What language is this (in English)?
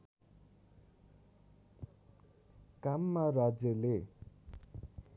Nepali